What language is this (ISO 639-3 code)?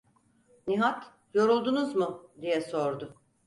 tur